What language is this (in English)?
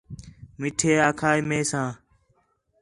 Khetrani